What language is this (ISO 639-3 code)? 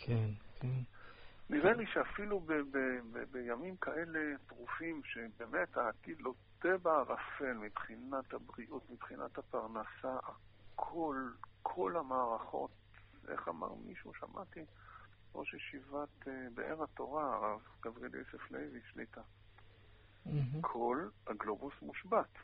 heb